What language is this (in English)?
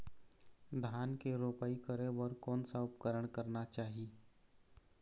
Chhattisgarhi